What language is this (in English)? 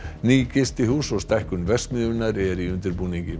Icelandic